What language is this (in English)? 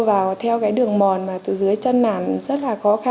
Vietnamese